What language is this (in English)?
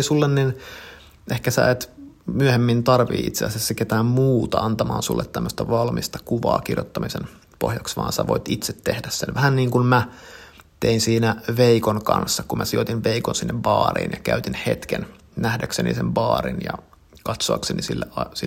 Finnish